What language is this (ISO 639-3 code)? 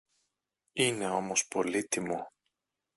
ell